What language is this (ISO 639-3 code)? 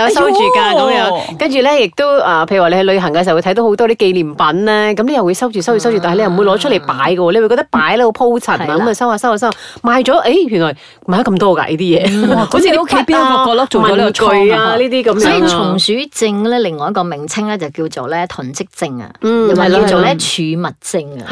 zho